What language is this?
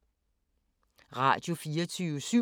Danish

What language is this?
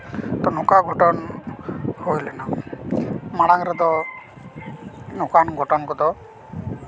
Santali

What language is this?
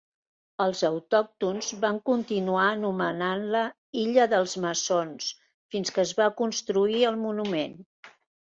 Catalan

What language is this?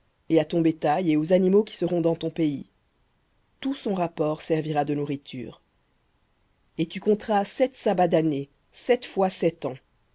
French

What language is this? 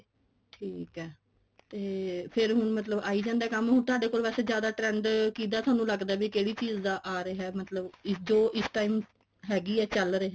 Punjabi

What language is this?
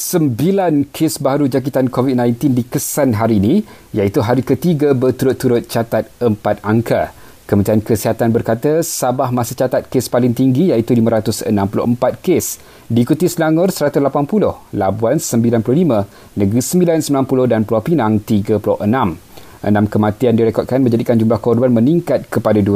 Malay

